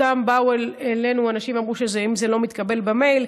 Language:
Hebrew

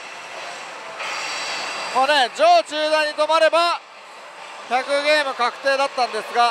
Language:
Japanese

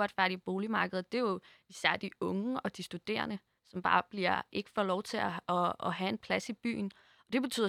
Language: Danish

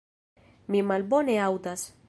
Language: Esperanto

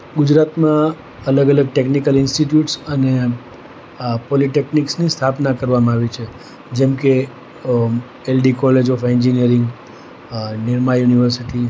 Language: Gujarati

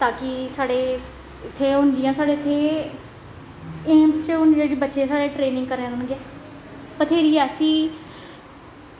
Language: Dogri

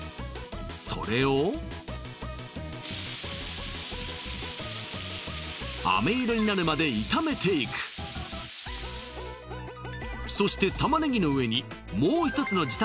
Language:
Japanese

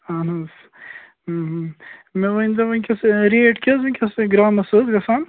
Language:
Kashmiri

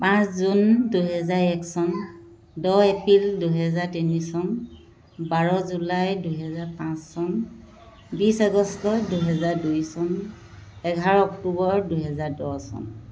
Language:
Assamese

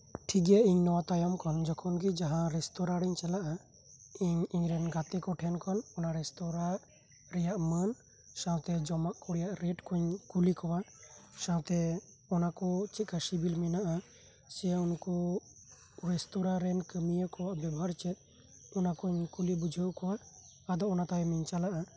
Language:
Santali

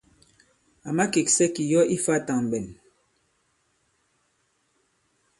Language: Bankon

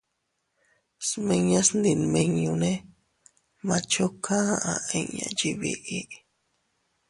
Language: Teutila Cuicatec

